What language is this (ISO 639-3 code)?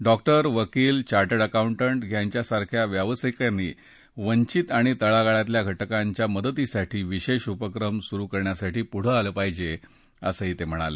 mar